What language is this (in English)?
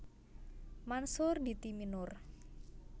Javanese